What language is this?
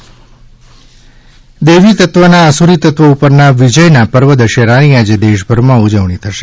Gujarati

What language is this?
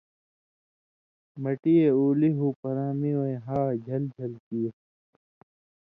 Indus Kohistani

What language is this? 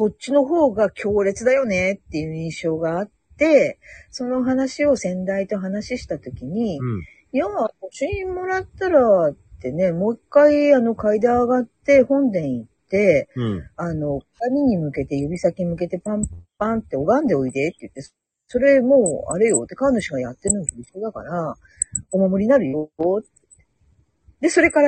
Japanese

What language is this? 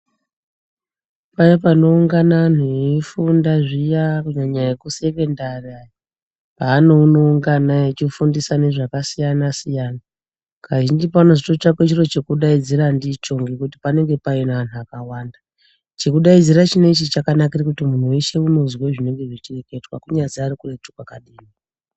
Ndau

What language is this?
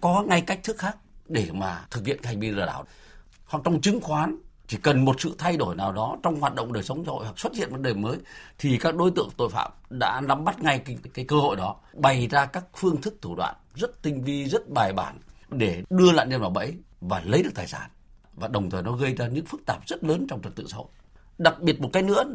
Vietnamese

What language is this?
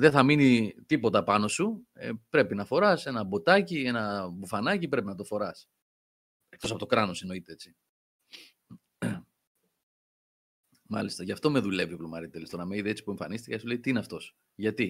Greek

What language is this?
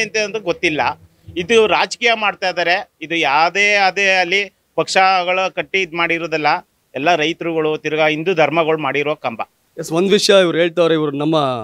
Kannada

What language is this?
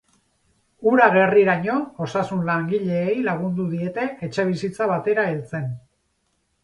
Basque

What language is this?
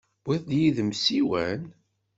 Kabyle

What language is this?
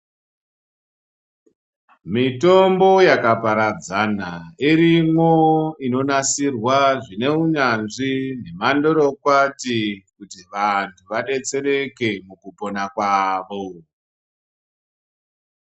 Ndau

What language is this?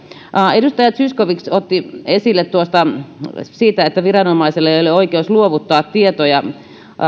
Finnish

